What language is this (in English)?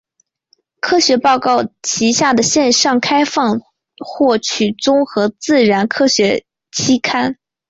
Chinese